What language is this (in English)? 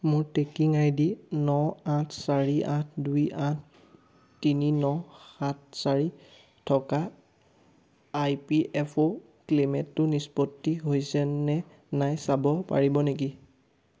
Assamese